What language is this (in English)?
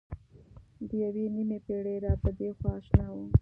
Pashto